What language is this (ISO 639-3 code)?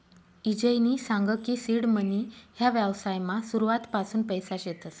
mar